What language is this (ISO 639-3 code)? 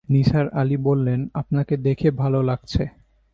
ben